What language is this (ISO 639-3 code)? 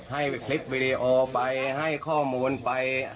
tha